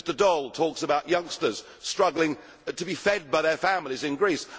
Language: English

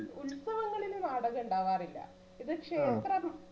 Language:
Malayalam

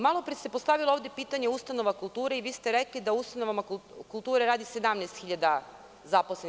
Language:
Serbian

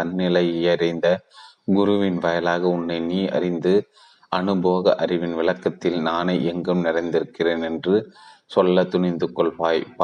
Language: Tamil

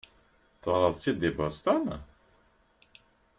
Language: Kabyle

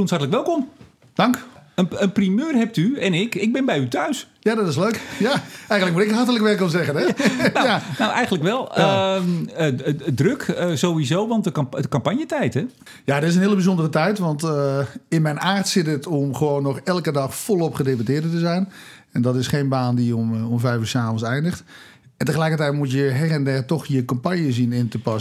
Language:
Dutch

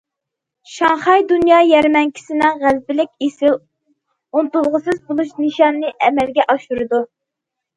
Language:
Uyghur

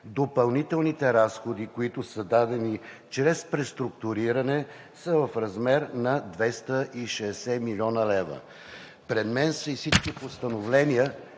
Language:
Bulgarian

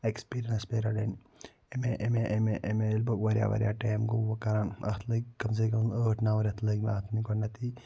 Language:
Kashmiri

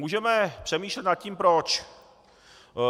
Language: Czech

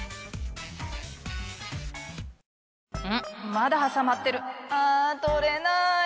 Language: Japanese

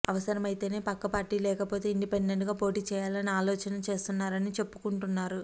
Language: Telugu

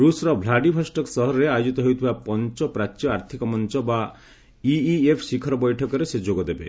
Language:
Odia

